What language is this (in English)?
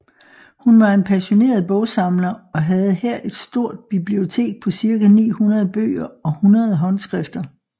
Danish